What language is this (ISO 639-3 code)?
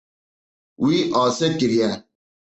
kur